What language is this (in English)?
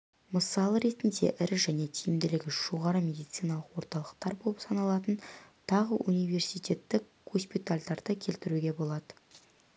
Kazakh